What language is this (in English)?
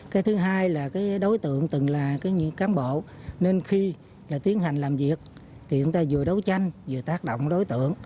Vietnamese